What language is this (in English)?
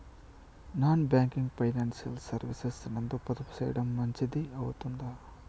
Telugu